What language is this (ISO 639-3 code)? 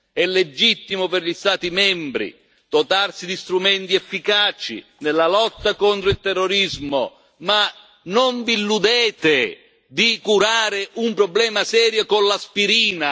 ita